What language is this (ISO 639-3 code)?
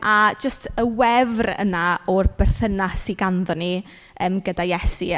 cym